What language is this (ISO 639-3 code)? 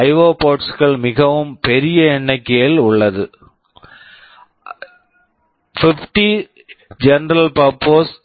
tam